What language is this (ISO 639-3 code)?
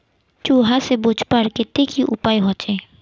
mag